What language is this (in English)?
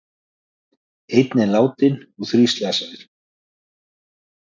Icelandic